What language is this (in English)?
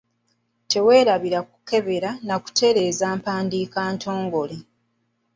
Ganda